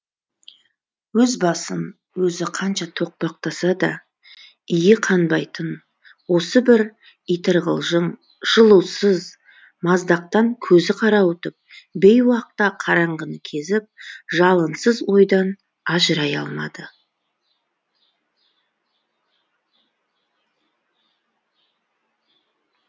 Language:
Kazakh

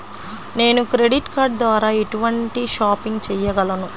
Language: Telugu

